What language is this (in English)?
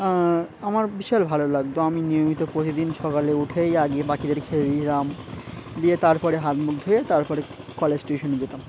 Bangla